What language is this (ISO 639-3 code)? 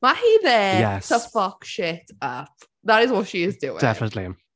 cym